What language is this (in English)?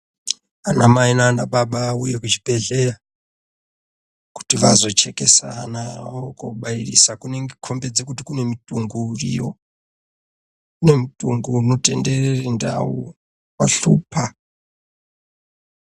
Ndau